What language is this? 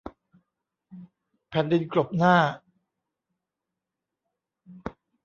Thai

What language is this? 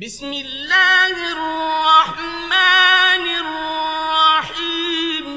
Arabic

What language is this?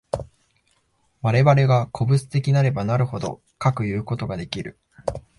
Japanese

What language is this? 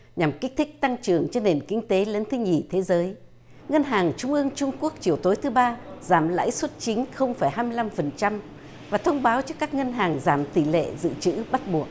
Vietnamese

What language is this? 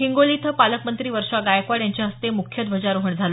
Marathi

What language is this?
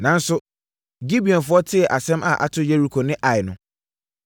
Akan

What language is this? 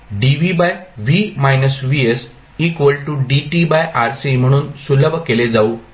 Marathi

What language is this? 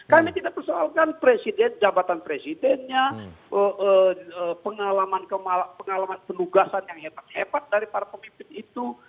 Indonesian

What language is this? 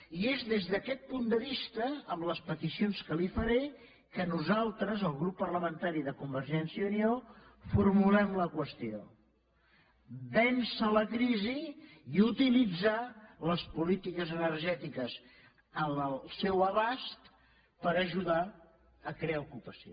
Catalan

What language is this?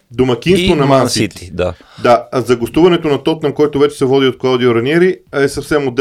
Bulgarian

